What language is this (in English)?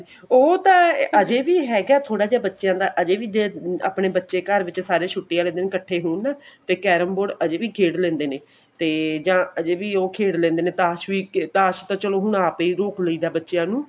Punjabi